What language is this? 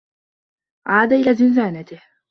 Arabic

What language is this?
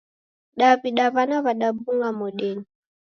Taita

